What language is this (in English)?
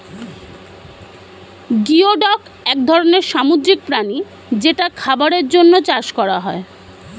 Bangla